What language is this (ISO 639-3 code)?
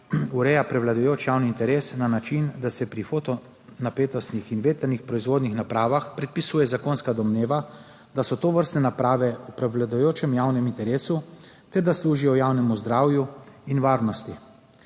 slv